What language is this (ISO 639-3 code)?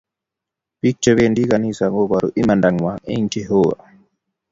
kln